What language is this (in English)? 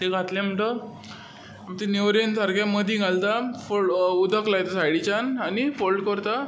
Konkani